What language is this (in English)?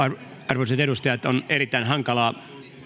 Finnish